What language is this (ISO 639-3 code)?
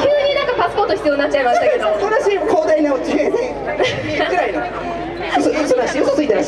jpn